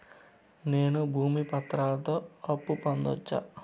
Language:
Telugu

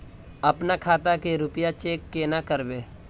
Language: Magahi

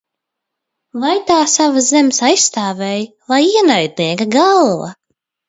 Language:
Latvian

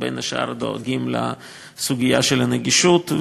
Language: Hebrew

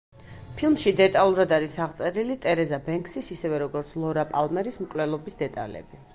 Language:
Georgian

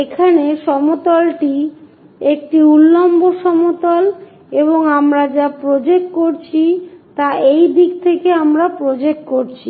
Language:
Bangla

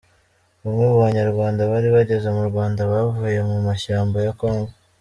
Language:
Kinyarwanda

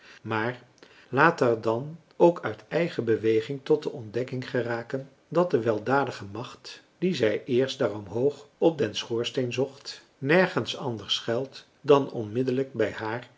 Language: Dutch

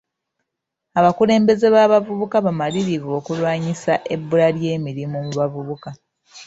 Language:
Ganda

